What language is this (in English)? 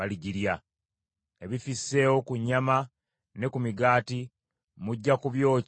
Ganda